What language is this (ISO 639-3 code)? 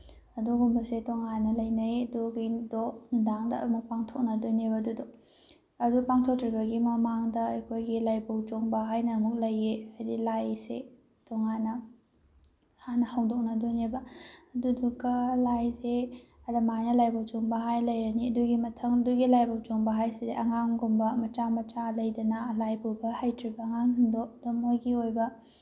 mni